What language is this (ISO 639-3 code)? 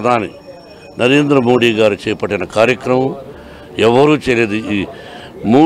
tel